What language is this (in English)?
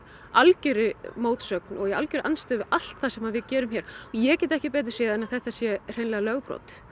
Icelandic